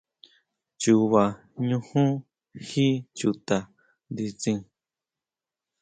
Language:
Huautla Mazatec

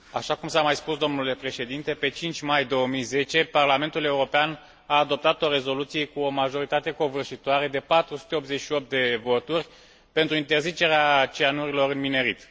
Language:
Romanian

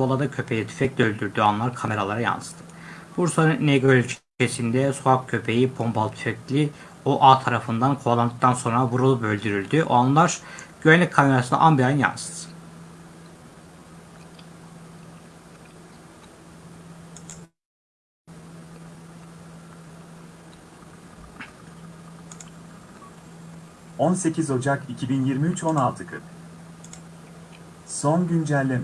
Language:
Turkish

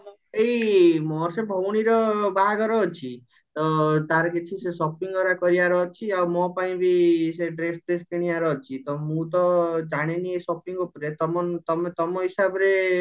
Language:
Odia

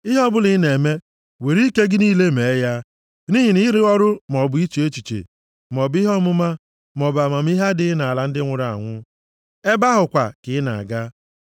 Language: Igbo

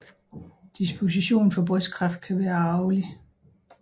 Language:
Danish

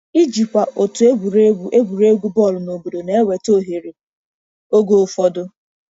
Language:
Igbo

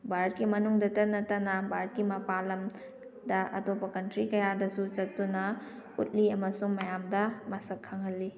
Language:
Manipuri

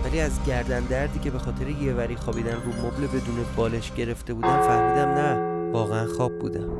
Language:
Persian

